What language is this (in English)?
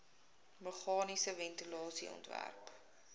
Afrikaans